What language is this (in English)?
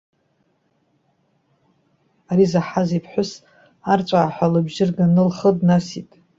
Abkhazian